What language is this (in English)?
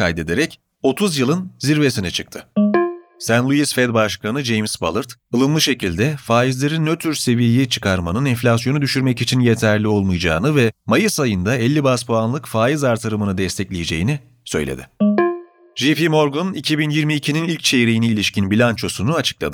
Turkish